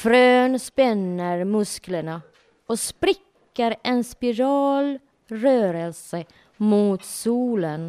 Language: Swedish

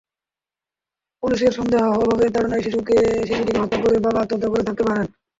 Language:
Bangla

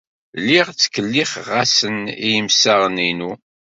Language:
Kabyle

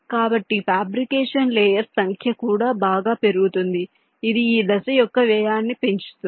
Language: Telugu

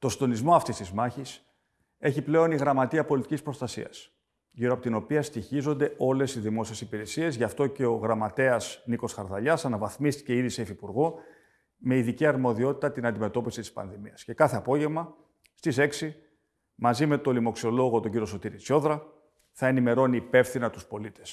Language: Greek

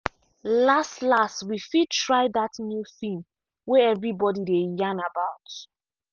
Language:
Nigerian Pidgin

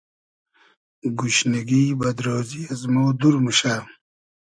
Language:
Hazaragi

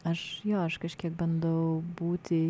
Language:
Lithuanian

